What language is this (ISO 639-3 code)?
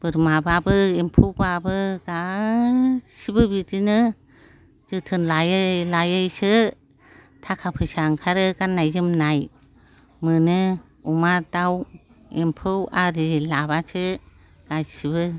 brx